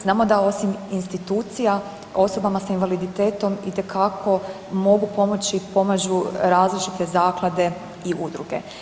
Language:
Croatian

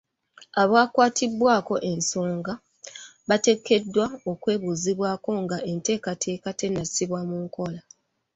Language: Ganda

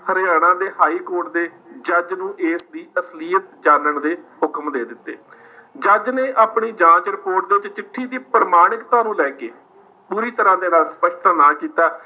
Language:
Punjabi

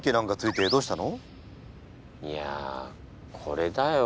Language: Japanese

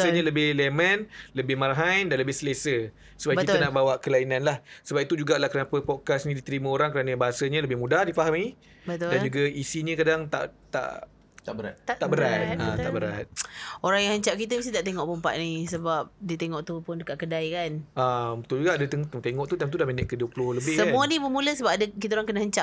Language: Malay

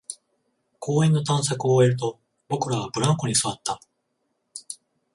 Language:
Japanese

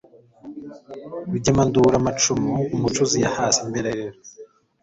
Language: Kinyarwanda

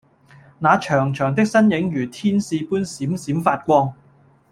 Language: Cantonese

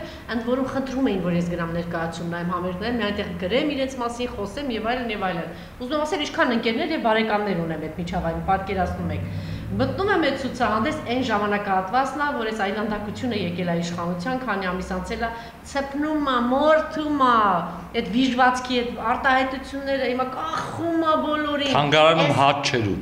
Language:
Turkish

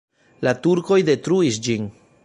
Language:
Esperanto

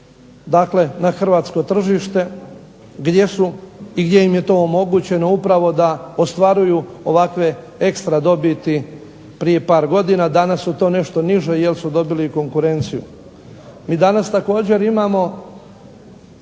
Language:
Croatian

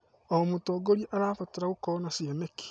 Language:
Kikuyu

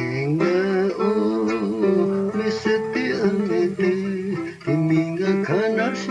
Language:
Japanese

